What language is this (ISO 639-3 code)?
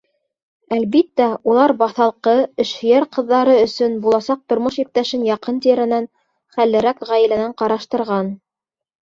bak